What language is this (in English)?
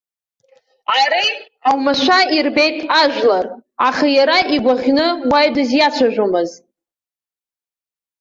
Abkhazian